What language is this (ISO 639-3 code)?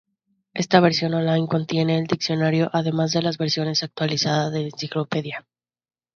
spa